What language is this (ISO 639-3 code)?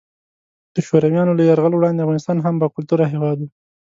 pus